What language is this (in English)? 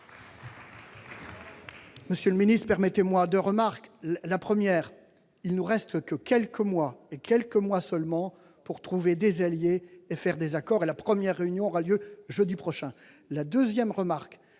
French